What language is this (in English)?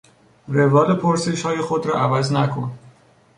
Persian